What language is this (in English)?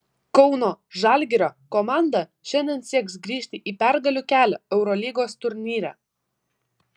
Lithuanian